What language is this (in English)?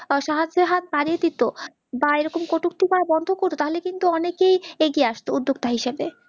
Bangla